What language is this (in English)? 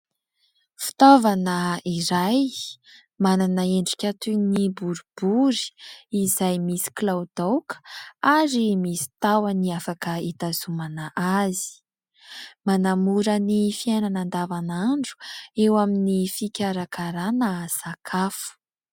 Malagasy